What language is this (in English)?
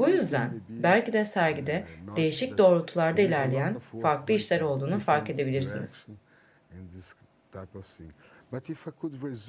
Turkish